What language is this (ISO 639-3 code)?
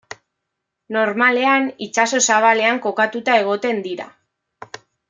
eus